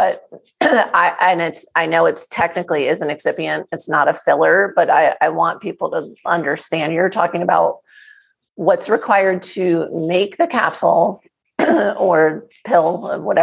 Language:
English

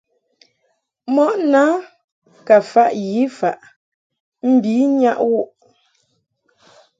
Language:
Mungaka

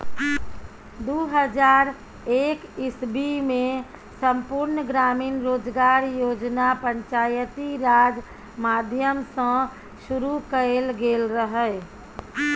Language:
Maithili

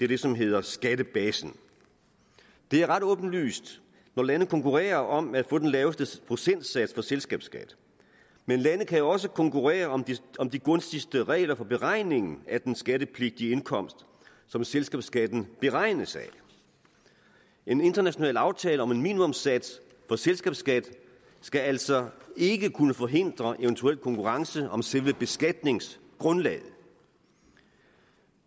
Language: Danish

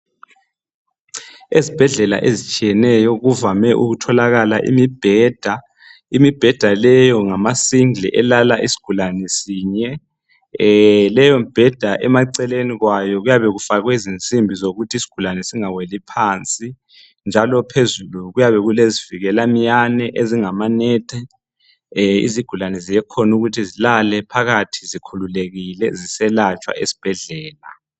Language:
North Ndebele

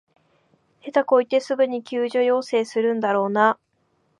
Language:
Japanese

